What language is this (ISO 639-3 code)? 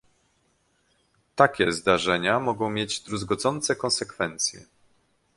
pol